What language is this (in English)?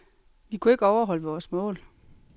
Danish